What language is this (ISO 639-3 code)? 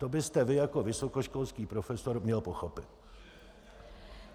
ces